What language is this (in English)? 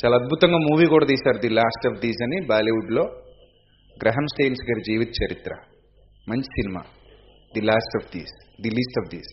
Telugu